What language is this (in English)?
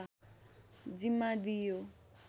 Nepali